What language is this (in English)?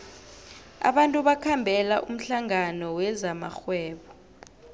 South Ndebele